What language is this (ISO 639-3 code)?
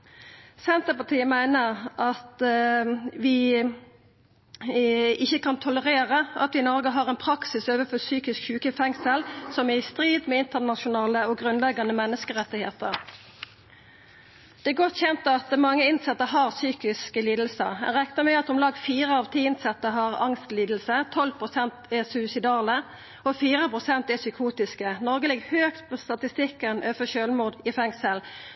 nno